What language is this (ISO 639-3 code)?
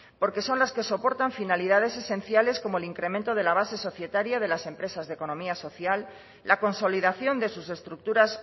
spa